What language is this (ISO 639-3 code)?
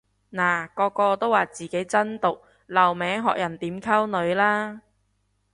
yue